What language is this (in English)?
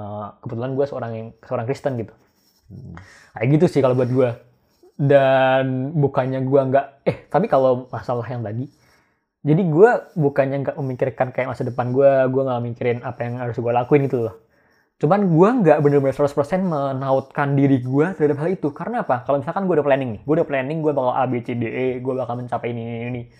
Indonesian